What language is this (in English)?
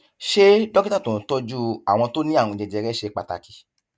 Yoruba